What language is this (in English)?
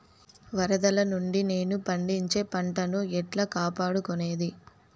Telugu